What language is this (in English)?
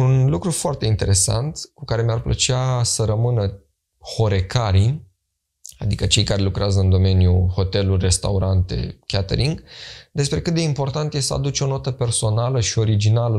Romanian